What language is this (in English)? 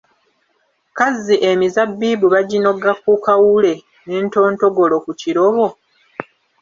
Ganda